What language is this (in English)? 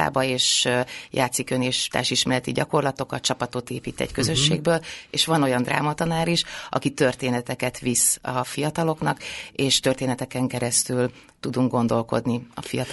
Hungarian